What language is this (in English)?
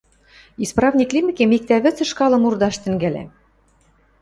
Western Mari